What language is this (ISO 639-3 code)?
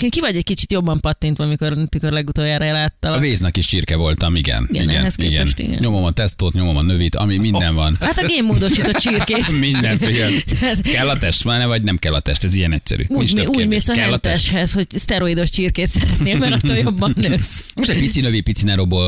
hun